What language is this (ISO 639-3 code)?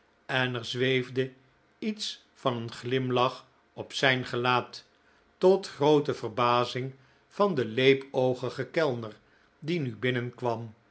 nld